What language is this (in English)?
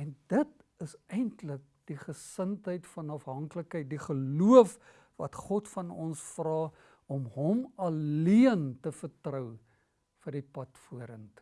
Dutch